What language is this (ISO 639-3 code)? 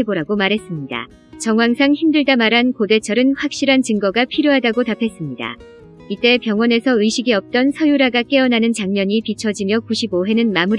kor